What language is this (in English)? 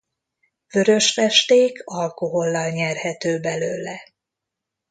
Hungarian